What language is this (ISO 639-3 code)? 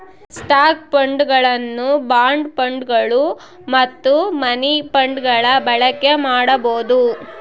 kan